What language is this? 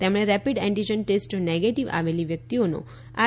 Gujarati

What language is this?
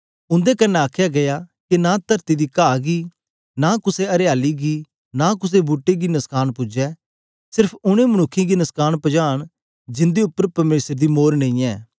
Dogri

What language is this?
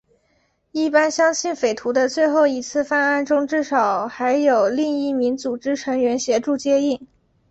Chinese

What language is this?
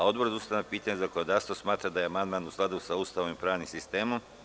Serbian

